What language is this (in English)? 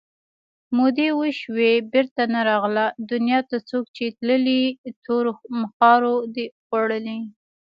Pashto